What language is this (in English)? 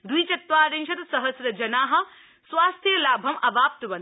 Sanskrit